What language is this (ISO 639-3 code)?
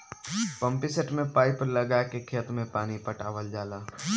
bho